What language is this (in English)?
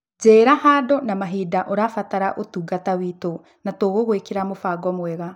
Kikuyu